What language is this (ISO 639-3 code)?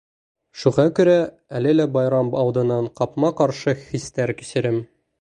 bak